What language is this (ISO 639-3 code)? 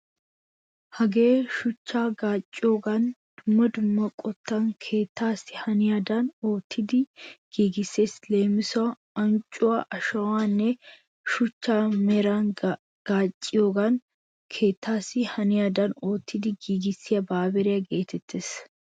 wal